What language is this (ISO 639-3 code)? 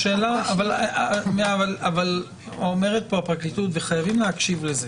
heb